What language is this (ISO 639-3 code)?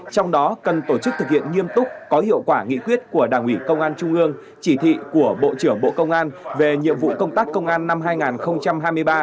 vie